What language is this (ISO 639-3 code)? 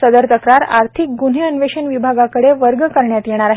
mar